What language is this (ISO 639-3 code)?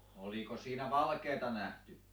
fin